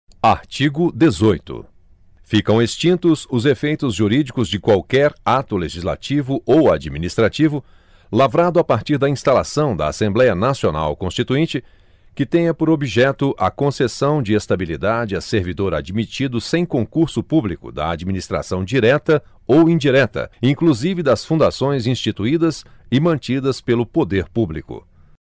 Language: Portuguese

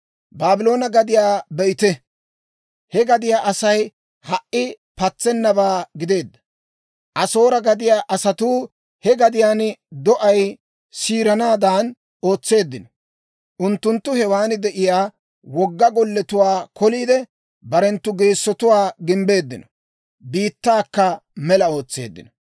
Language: Dawro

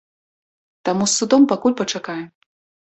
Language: Belarusian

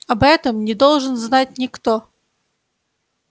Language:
Russian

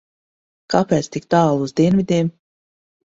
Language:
Latvian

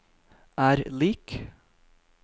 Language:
Norwegian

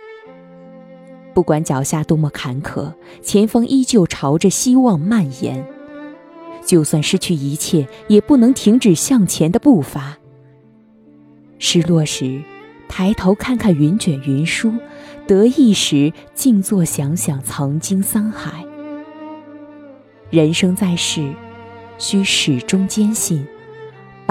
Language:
Chinese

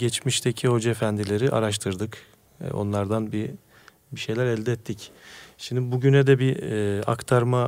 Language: Turkish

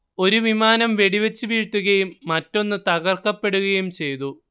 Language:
Malayalam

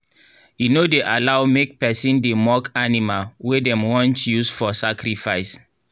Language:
Nigerian Pidgin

